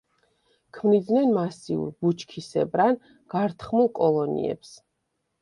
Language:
Georgian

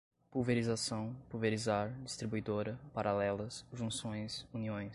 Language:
Portuguese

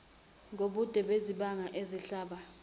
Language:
Zulu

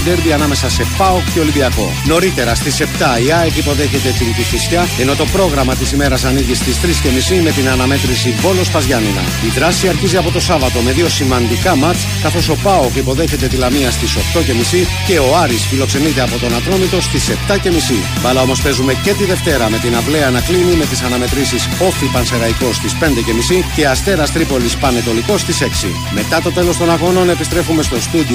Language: Greek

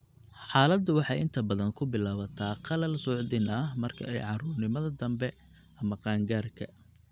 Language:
Somali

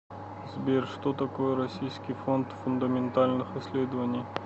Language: Russian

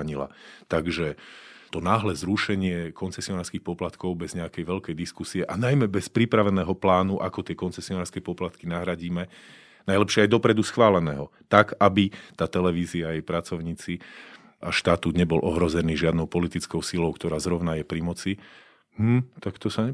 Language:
Slovak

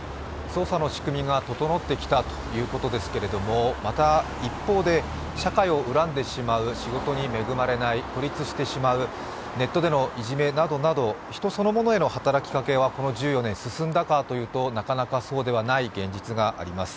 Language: Japanese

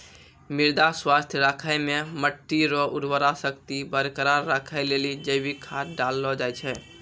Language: Maithili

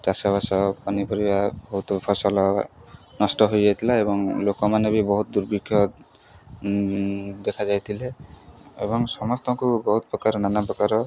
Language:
Odia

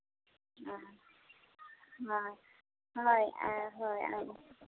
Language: Santali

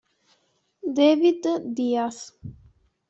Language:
Italian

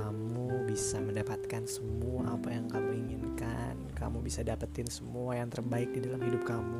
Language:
Indonesian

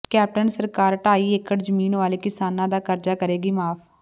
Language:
Punjabi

